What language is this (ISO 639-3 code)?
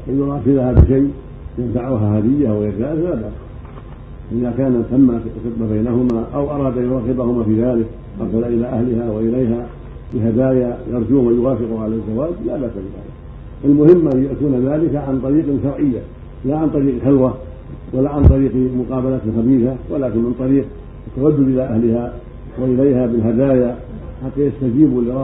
ara